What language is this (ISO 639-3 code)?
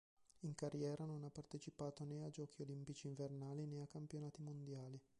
ita